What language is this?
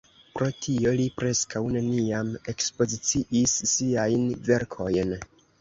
Esperanto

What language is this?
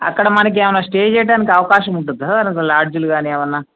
Telugu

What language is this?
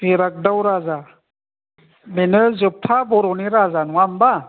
Bodo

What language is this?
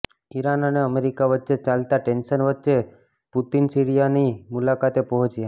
Gujarati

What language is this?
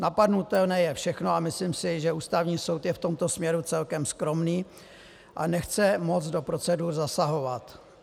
Czech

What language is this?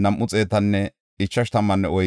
Gofa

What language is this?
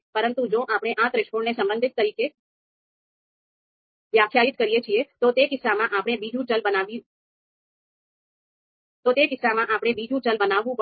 Gujarati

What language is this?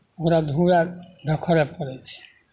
Maithili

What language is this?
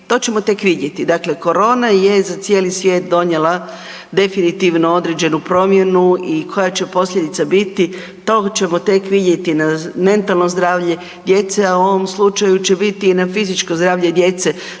Croatian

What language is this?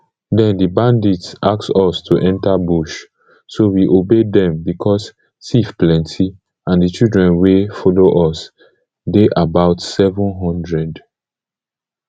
Nigerian Pidgin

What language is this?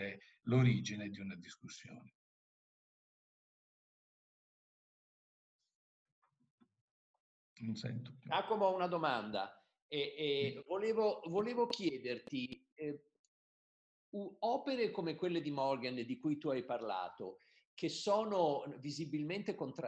Italian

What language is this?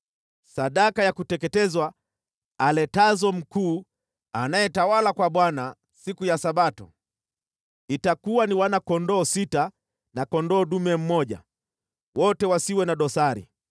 Swahili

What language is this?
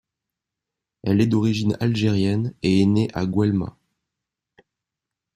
French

